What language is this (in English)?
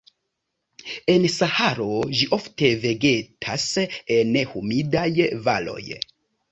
Esperanto